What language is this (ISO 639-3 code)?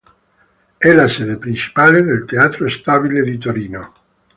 ita